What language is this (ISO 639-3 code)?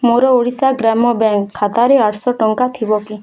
ori